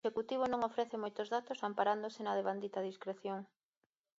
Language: Galician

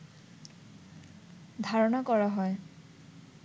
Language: Bangla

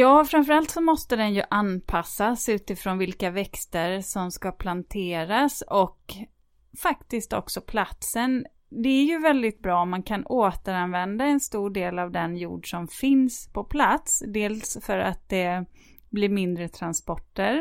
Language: Swedish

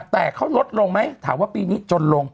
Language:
Thai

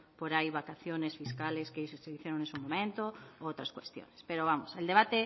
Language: Spanish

